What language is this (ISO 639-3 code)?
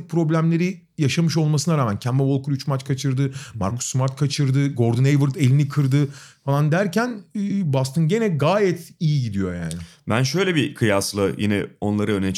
tur